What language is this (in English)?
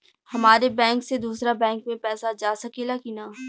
Bhojpuri